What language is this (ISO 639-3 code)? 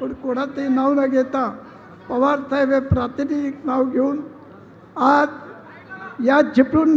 mar